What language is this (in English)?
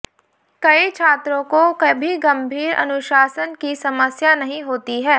Hindi